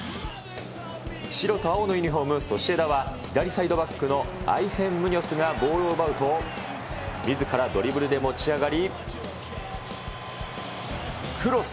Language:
Japanese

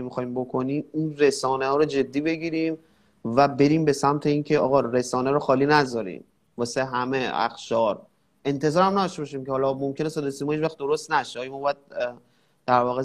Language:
Persian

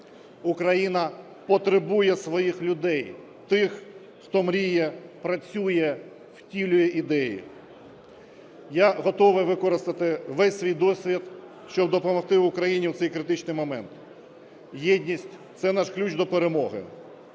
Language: Ukrainian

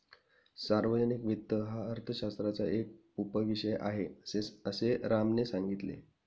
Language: Marathi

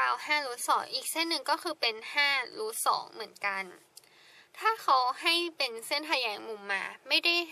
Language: Thai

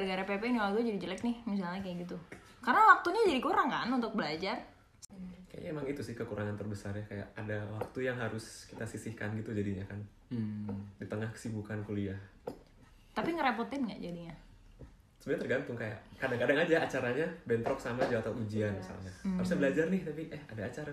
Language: Indonesian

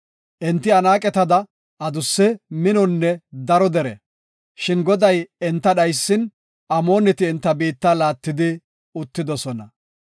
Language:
Gofa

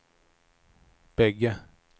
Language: Swedish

